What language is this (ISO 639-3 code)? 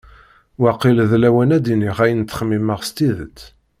kab